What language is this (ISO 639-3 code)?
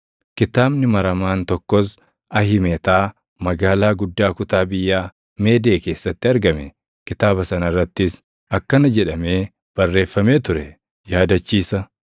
orm